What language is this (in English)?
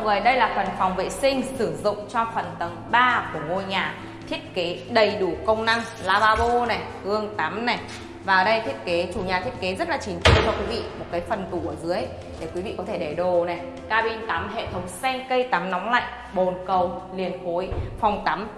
Vietnamese